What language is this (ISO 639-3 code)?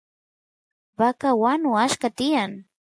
qus